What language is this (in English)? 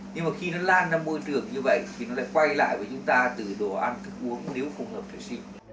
Vietnamese